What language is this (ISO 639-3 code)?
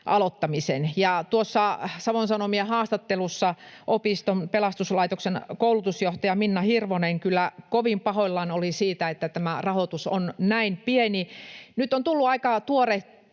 fin